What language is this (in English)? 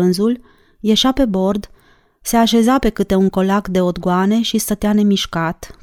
Romanian